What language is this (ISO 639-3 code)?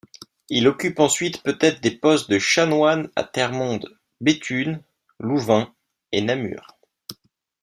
fra